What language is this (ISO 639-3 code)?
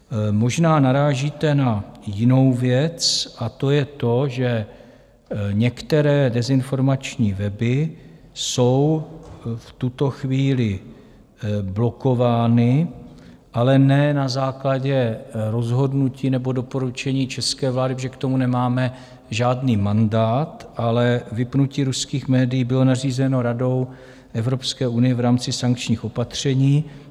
ces